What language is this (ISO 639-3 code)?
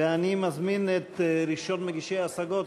heb